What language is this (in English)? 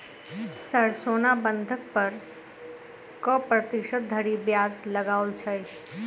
Maithili